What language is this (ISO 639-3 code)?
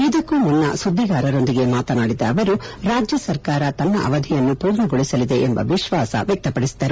kan